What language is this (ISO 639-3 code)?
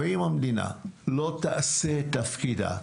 heb